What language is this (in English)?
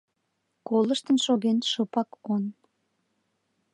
Mari